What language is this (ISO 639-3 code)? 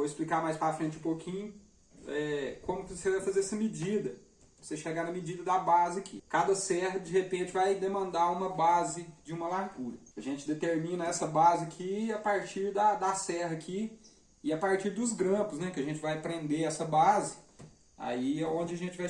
por